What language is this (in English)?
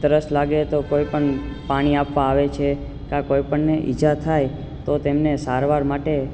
Gujarati